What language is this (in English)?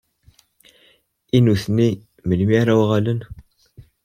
Kabyle